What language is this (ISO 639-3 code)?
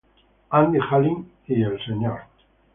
spa